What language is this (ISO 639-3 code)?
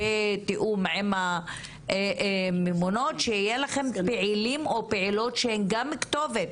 heb